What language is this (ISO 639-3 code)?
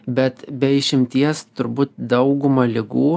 lit